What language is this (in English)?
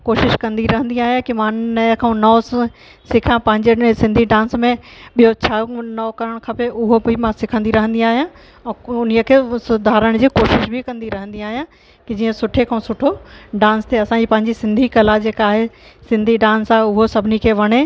Sindhi